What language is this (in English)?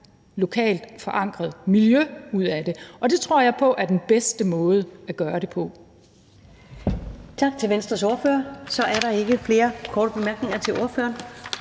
Danish